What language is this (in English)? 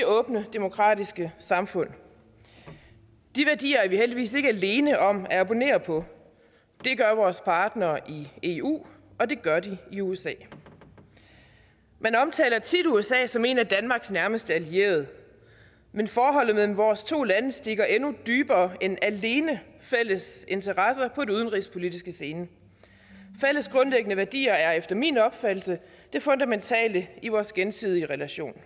Danish